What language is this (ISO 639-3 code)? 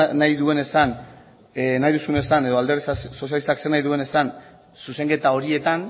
eus